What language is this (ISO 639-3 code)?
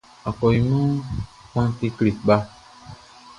bci